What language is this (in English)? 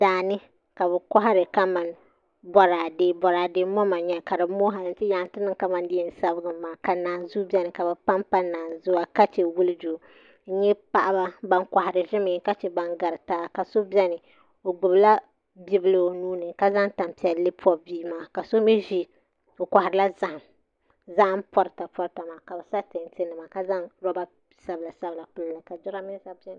Dagbani